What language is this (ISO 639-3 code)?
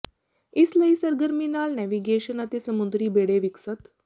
pan